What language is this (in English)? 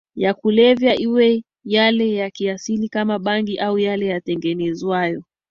Swahili